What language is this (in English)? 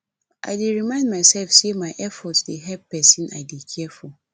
Nigerian Pidgin